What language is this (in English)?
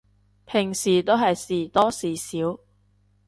Cantonese